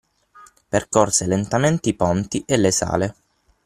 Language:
Italian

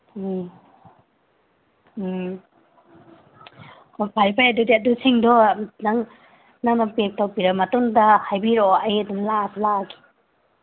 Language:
Manipuri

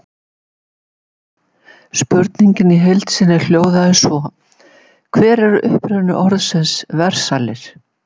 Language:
Icelandic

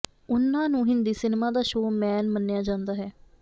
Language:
Punjabi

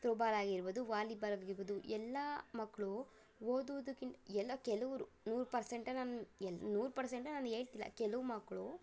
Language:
Kannada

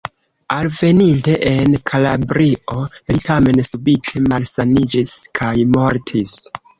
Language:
Esperanto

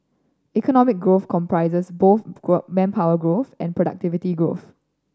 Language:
English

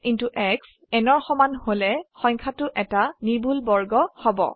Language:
Assamese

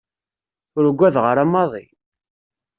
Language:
Kabyle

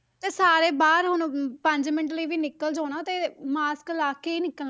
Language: Punjabi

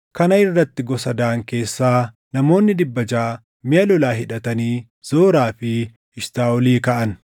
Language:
Oromo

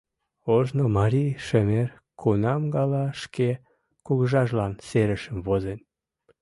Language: Mari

